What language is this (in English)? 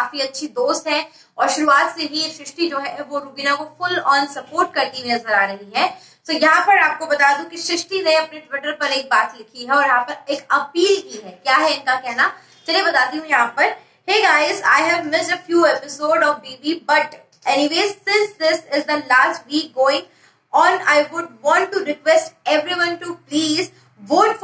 Hindi